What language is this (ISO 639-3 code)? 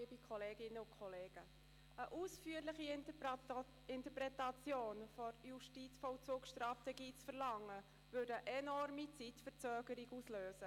gsw